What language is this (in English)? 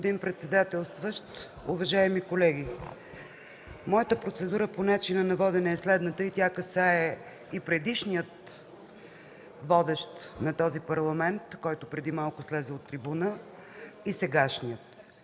Bulgarian